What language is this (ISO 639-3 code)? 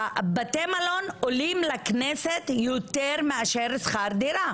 heb